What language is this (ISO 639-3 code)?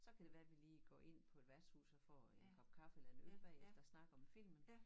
dan